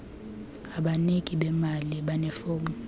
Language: Xhosa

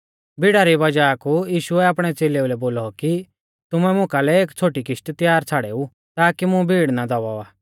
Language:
Mahasu Pahari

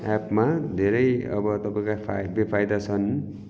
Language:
Nepali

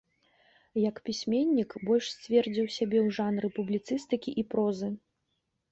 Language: Belarusian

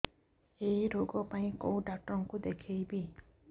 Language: Odia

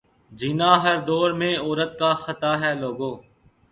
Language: Urdu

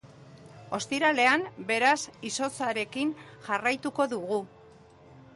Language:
Basque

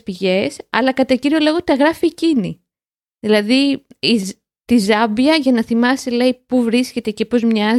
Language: Greek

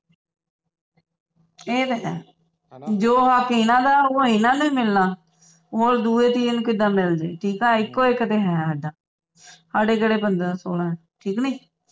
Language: Punjabi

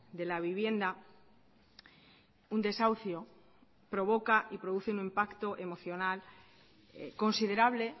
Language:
Spanish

